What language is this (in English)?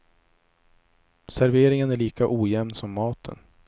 Swedish